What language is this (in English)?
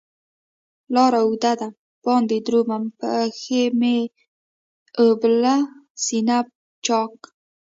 Pashto